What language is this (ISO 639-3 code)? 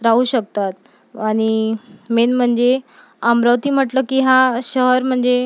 mar